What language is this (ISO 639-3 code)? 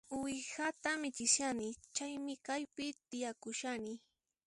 qxp